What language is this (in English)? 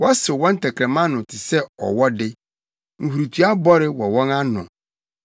Akan